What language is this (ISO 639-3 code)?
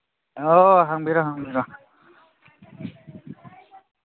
mni